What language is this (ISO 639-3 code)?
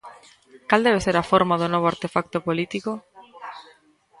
glg